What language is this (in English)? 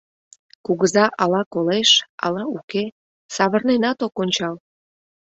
Mari